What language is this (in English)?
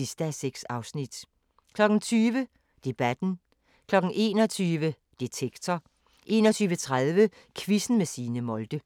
Danish